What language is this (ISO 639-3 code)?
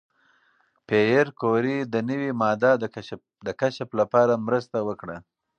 pus